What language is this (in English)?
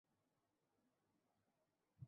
Bangla